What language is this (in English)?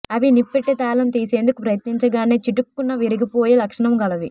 Telugu